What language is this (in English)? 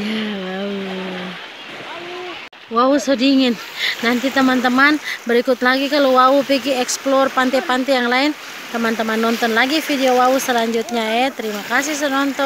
Indonesian